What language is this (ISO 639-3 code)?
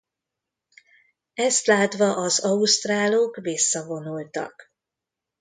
hun